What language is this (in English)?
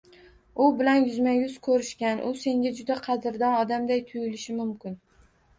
Uzbek